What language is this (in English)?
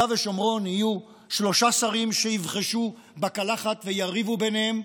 Hebrew